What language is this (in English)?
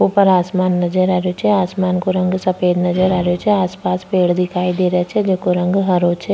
Rajasthani